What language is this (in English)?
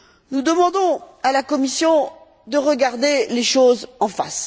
French